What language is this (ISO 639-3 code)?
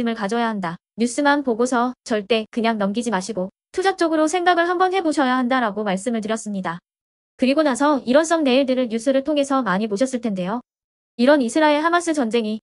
kor